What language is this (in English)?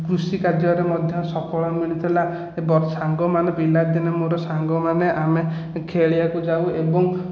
Odia